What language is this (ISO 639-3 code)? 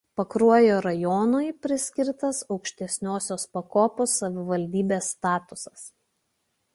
lit